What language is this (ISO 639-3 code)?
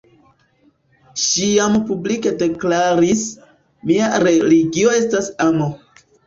epo